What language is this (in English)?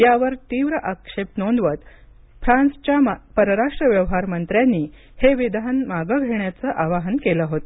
Marathi